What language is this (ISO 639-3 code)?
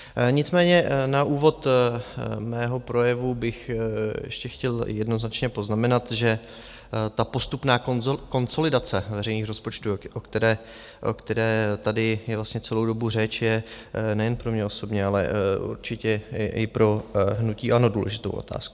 ces